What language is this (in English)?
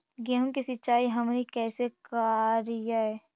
Magahi